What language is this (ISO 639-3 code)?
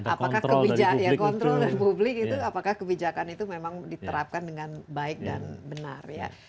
ind